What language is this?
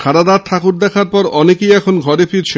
Bangla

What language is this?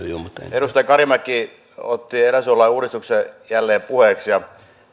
Finnish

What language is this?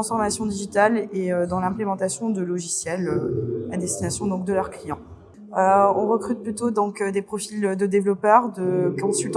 French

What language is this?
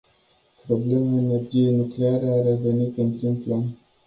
Romanian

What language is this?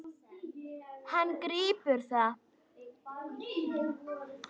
Icelandic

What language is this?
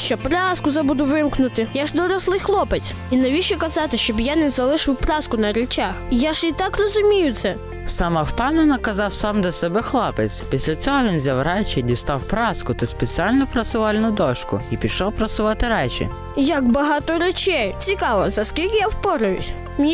Ukrainian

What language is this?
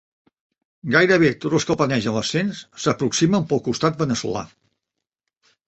Catalan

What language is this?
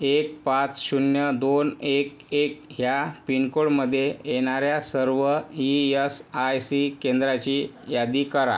Marathi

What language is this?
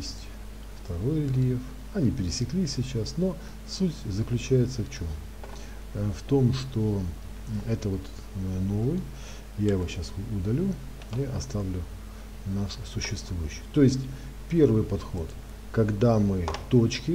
Russian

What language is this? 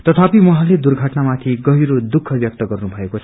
Nepali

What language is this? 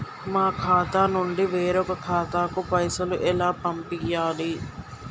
Telugu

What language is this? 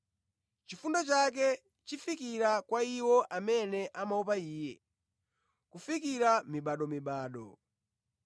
Nyanja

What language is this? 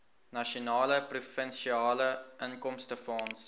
Afrikaans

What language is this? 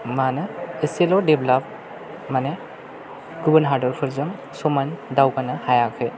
Bodo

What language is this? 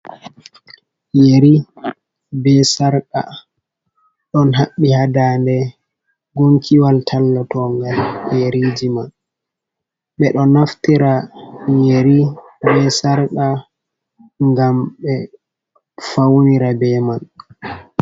Fula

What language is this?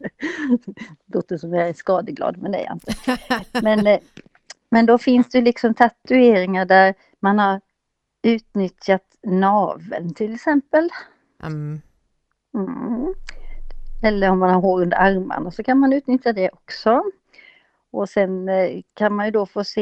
Swedish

